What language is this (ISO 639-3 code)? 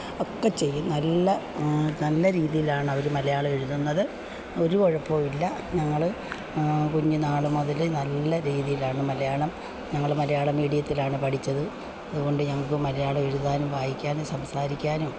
mal